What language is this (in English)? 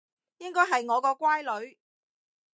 Cantonese